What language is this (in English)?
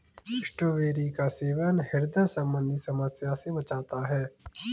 Hindi